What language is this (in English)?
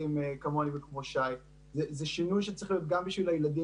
Hebrew